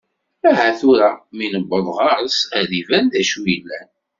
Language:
Kabyle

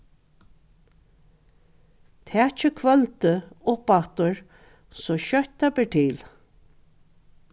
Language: Faroese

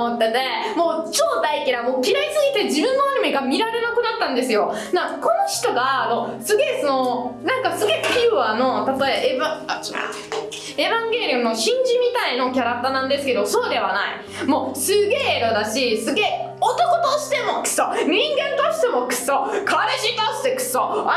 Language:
Japanese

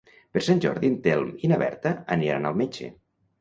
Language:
Catalan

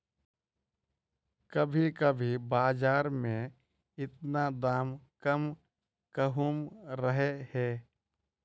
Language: Magahi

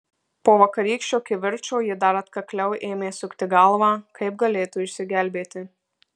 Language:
Lithuanian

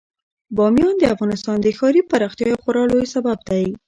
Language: Pashto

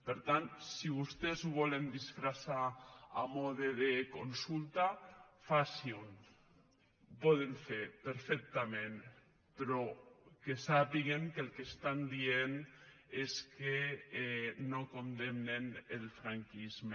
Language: Catalan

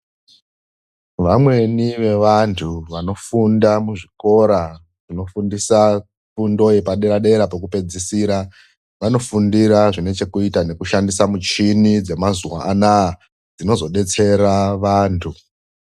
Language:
Ndau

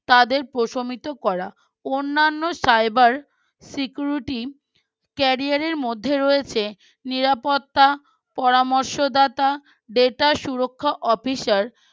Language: Bangla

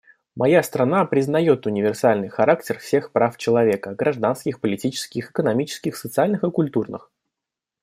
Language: Russian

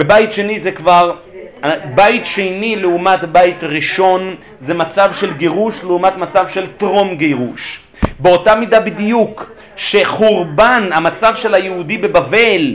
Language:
Hebrew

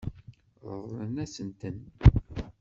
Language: Kabyle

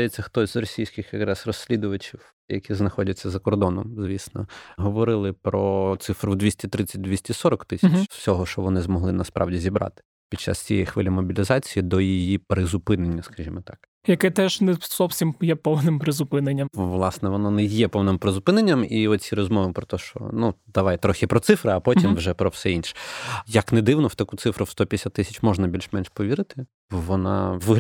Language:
Ukrainian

